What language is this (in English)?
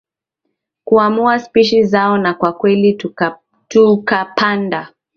Swahili